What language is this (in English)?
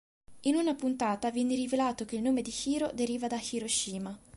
Italian